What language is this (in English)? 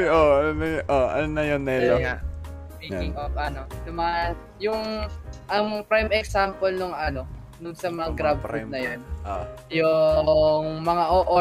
Filipino